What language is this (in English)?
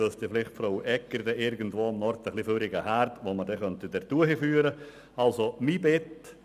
Swiss German